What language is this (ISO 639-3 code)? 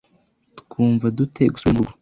kin